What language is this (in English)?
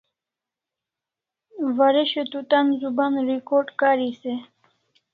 Kalasha